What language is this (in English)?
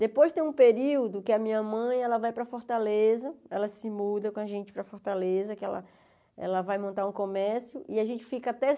Portuguese